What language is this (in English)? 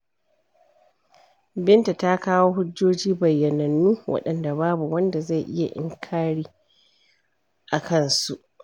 Hausa